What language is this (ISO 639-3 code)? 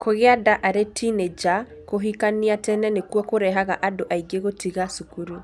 kik